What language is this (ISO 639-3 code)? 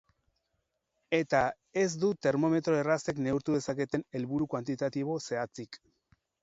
eus